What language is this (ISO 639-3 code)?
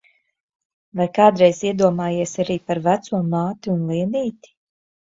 lav